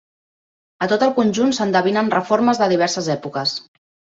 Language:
Catalan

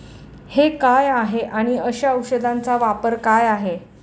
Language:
Marathi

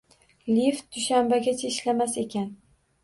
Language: Uzbek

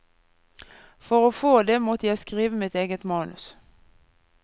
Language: Norwegian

